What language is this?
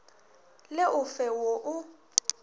Northern Sotho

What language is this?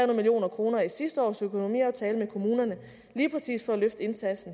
Danish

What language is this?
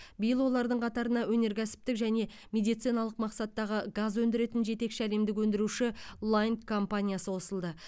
Kazakh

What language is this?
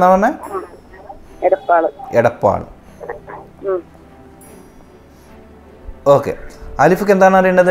Malayalam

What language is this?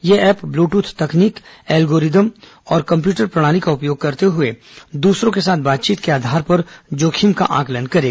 Hindi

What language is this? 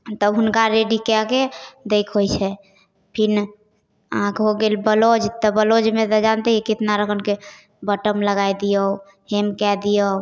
Maithili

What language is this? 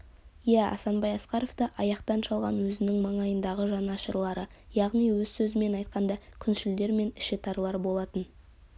Kazakh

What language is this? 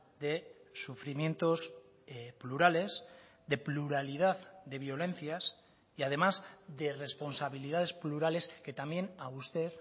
Spanish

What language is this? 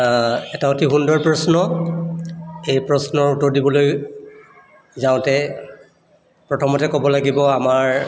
Assamese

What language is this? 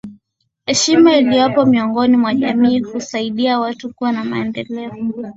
Swahili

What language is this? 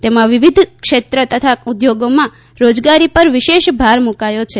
Gujarati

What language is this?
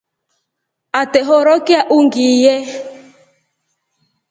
Rombo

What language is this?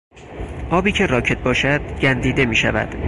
Persian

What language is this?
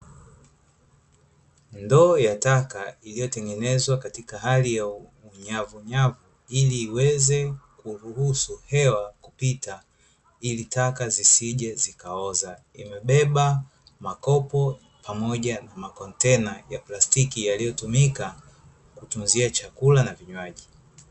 Swahili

